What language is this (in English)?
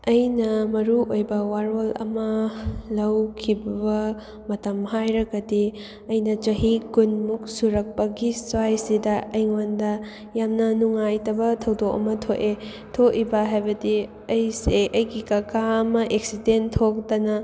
Manipuri